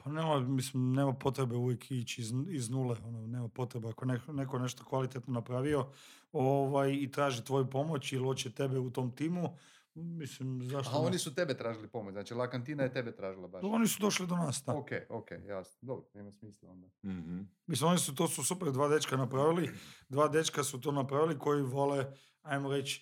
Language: Croatian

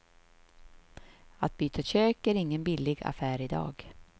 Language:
Swedish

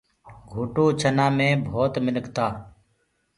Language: Gurgula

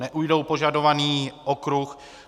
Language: Czech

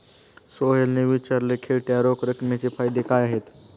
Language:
Marathi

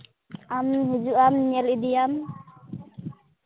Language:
Santali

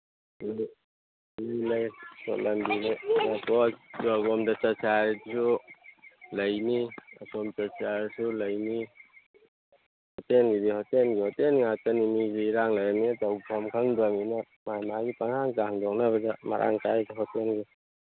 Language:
Manipuri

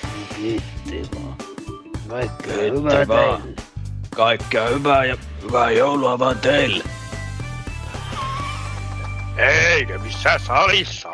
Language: Finnish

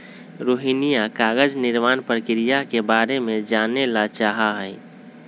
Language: Magahi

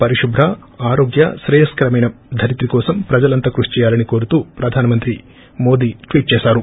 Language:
Telugu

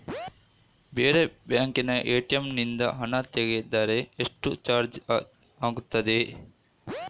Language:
Kannada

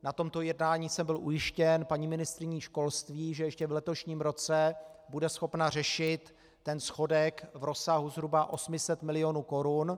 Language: Czech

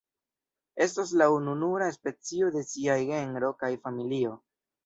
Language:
Esperanto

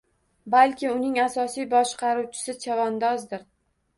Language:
Uzbek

